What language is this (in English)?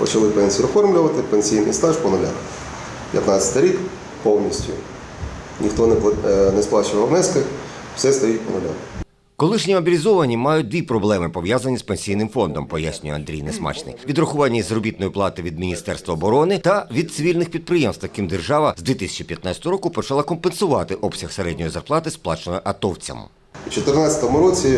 Ukrainian